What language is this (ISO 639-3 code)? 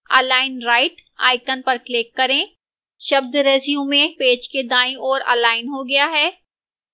hin